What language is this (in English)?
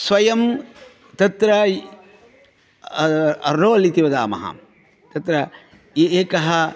Sanskrit